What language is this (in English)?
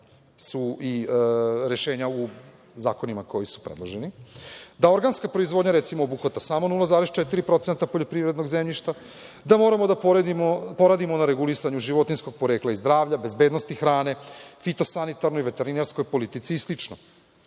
Serbian